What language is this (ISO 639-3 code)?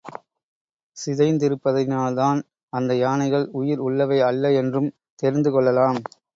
tam